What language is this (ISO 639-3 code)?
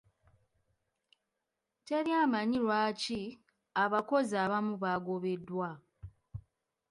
lug